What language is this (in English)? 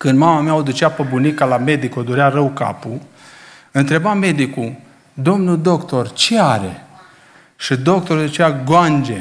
Romanian